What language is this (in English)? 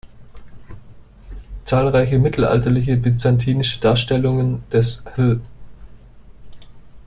German